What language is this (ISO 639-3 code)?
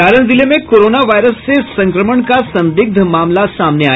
hin